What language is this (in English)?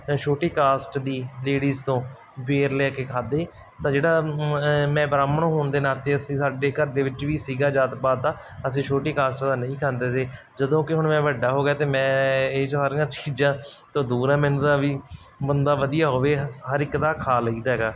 Punjabi